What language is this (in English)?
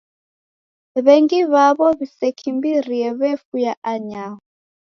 Taita